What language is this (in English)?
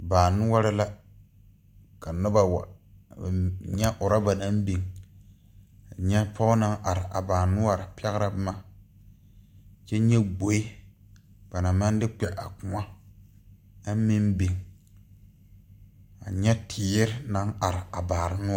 Southern Dagaare